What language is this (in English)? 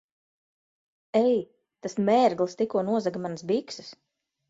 Latvian